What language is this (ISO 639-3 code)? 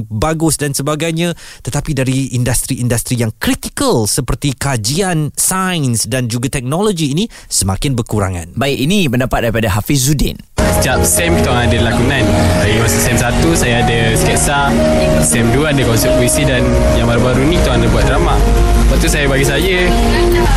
msa